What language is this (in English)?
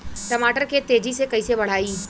Bhojpuri